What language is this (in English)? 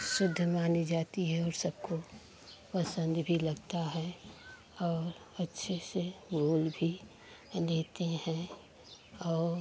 Hindi